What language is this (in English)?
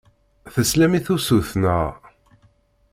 Kabyle